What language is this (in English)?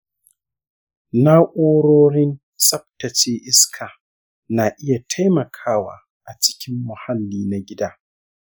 Hausa